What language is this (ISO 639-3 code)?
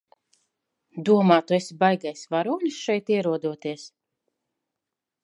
lav